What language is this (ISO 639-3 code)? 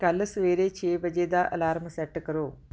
pan